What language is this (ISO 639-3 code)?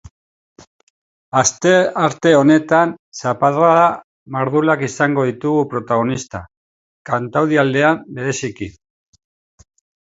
eus